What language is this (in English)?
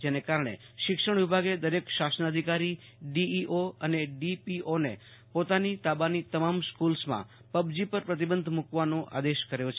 Gujarati